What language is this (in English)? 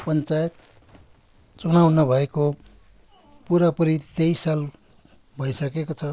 Nepali